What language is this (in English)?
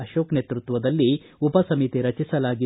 Kannada